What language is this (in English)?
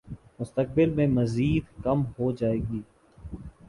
Urdu